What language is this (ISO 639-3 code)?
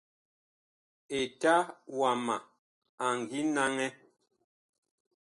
bkh